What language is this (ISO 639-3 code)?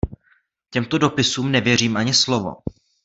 ces